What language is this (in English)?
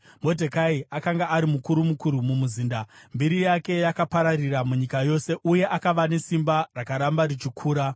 Shona